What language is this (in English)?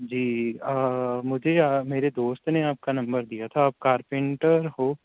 Urdu